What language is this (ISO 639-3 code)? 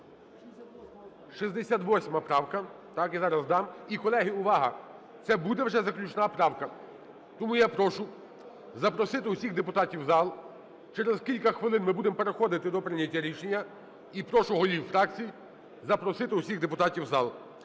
ukr